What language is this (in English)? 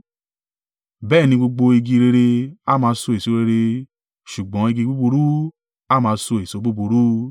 Yoruba